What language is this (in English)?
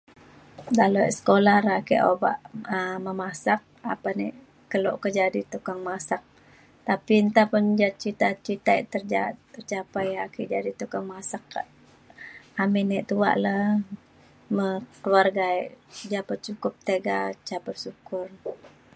Mainstream Kenyah